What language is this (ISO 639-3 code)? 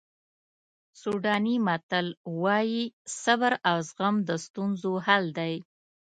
pus